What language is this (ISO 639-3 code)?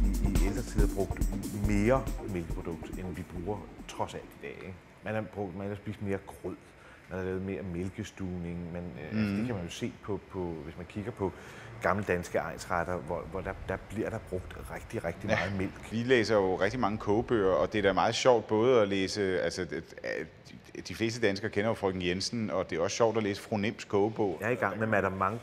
dan